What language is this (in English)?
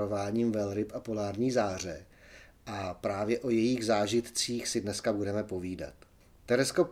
Czech